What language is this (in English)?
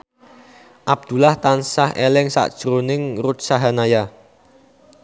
Javanese